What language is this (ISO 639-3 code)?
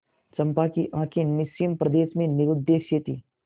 hin